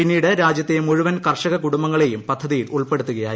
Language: Malayalam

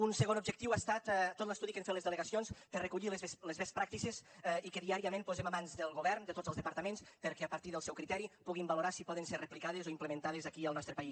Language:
Catalan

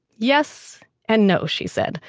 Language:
English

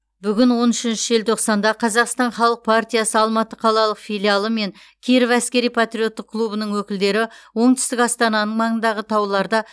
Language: Kazakh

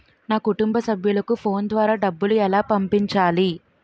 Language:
Telugu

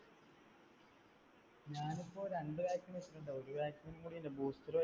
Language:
Malayalam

